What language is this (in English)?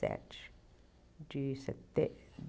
Portuguese